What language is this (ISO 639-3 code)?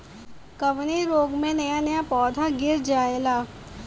bho